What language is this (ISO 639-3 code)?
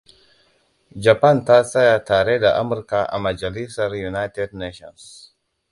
hau